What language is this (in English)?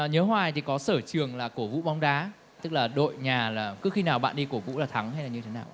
Vietnamese